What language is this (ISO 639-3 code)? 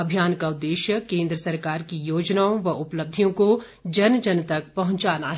hin